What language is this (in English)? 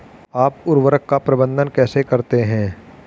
Hindi